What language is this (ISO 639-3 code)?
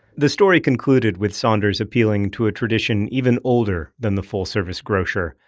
eng